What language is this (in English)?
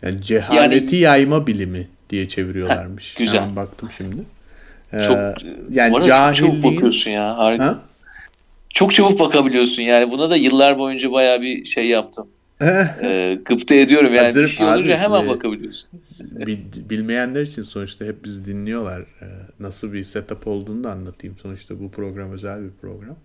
Turkish